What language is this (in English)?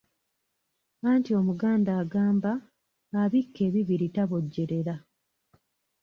Ganda